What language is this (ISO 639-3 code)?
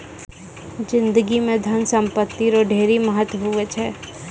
mai